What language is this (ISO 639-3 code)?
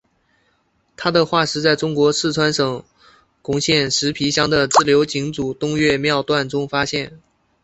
zho